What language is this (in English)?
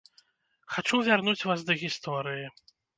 Belarusian